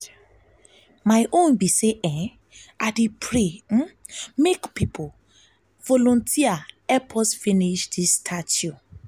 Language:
Nigerian Pidgin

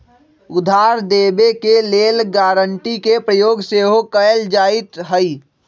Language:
Magahi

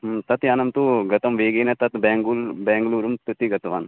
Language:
Sanskrit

